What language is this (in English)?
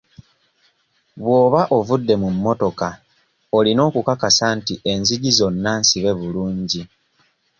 Ganda